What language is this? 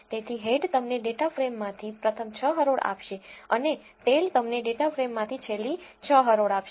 Gujarati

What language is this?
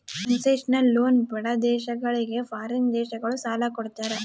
Kannada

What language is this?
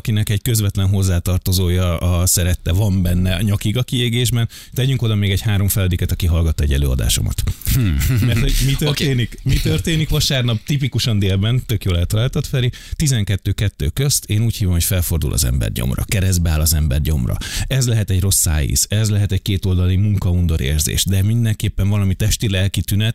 Hungarian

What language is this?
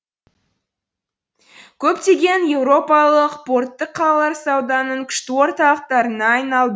Kazakh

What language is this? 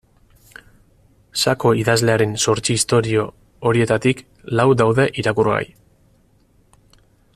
Basque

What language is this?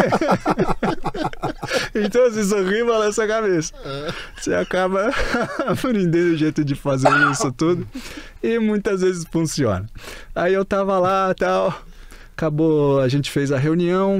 Portuguese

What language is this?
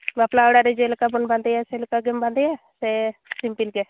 Santali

